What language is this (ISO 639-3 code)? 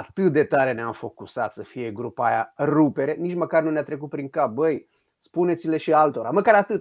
ron